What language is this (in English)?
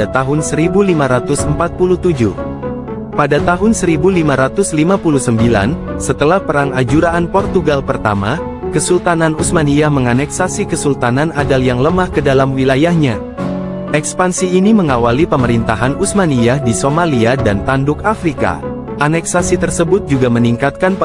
Indonesian